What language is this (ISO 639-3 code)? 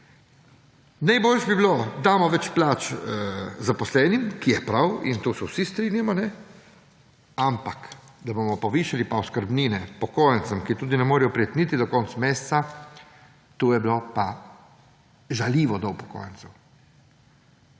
slv